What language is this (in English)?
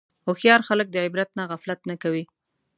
Pashto